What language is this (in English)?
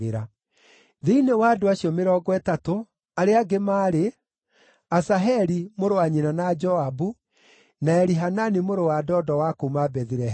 Kikuyu